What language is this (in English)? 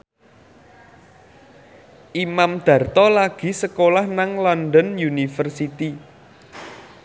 Javanese